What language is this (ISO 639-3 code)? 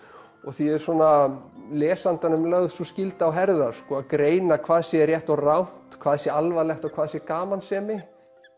isl